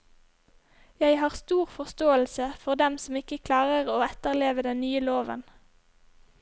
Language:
Norwegian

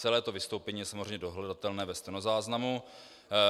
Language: Czech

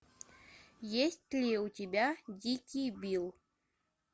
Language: Russian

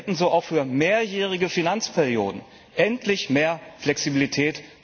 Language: German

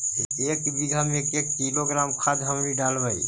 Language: Magahi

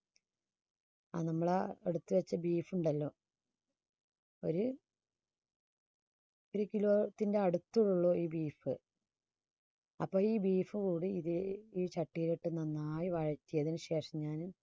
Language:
Malayalam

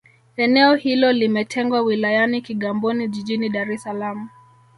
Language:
Swahili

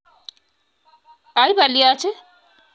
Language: Kalenjin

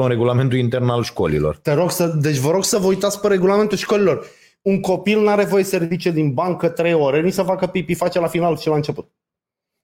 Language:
Romanian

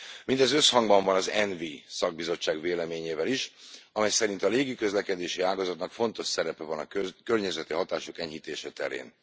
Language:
Hungarian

